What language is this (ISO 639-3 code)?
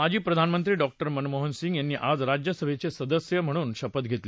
mar